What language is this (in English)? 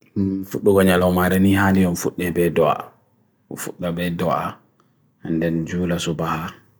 Bagirmi Fulfulde